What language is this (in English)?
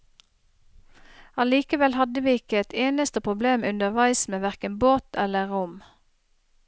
Norwegian